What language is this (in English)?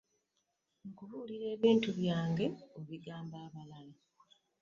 Ganda